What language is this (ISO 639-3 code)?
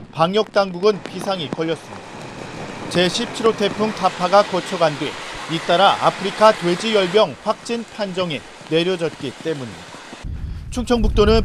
kor